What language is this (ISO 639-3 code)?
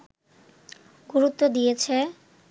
ben